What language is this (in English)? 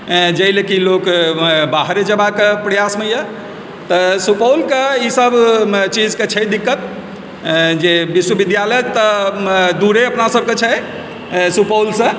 Maithili